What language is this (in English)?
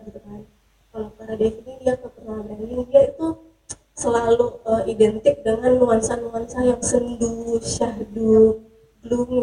Indonesian